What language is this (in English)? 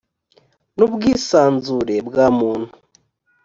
Kinyarwanda